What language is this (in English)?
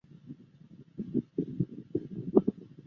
Chinese